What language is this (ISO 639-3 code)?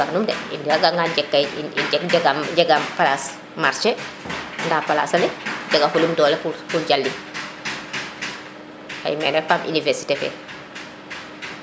srr